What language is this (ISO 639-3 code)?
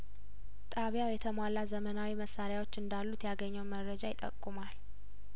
amh